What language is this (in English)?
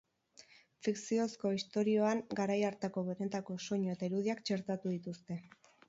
Basque